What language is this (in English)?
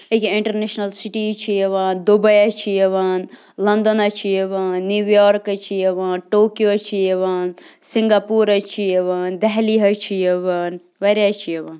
Kashmiri